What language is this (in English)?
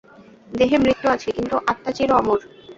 Bangla